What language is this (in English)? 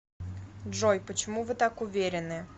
Russian